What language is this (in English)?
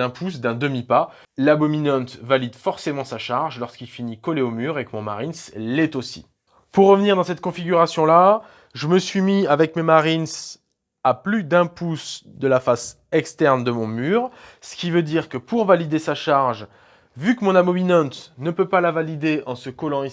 French